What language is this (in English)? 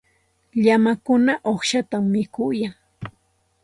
Santa Ana de Tusi Pasco Quechua